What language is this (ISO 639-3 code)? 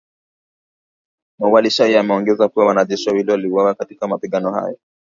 swa